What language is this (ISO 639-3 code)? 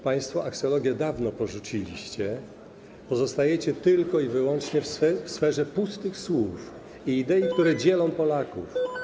pol